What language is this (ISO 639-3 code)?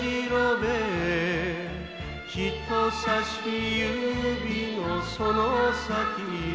jpn